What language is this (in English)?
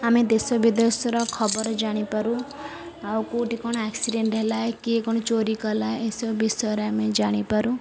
Odia